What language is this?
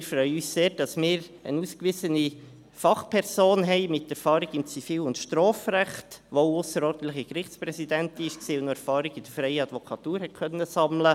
Swiss German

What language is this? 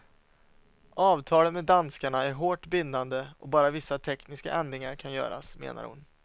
Swedish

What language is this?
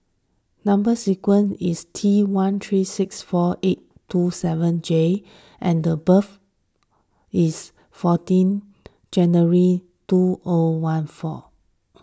English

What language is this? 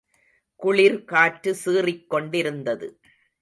Tamil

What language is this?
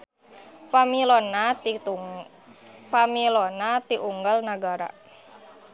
Sundanese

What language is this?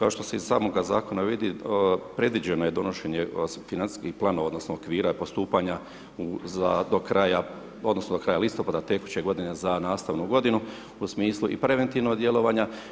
Croatian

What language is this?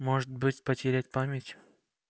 Russian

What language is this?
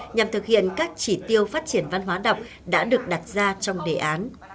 Vietnamese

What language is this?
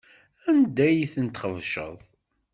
Kabyle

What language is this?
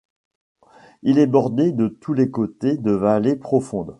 French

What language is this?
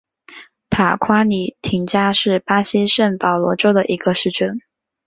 Chinese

